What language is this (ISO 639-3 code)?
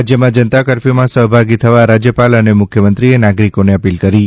guj